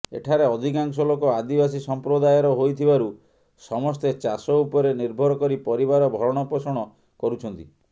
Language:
Odia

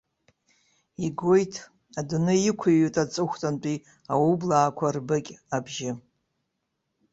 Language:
Abkhazian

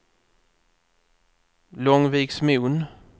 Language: Swedish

